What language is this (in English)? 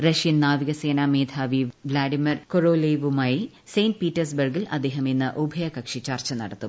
Malayalam